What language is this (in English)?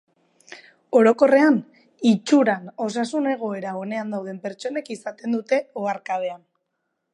Basque